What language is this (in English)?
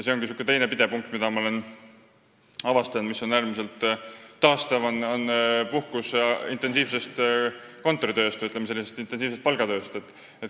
Estonian